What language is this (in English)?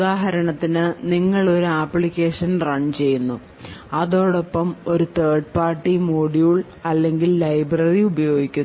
Malayalam